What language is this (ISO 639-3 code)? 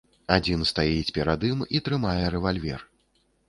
bel